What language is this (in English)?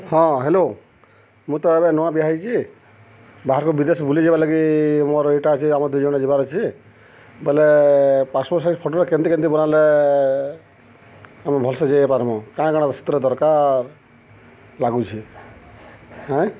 Odia